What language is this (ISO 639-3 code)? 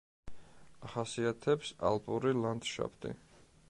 kat